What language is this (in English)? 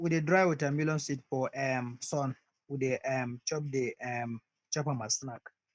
Nigerian Pidgin